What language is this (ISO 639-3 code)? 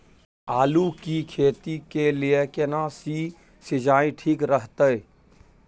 mai